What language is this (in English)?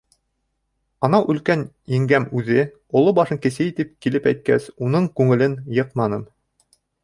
Bashkir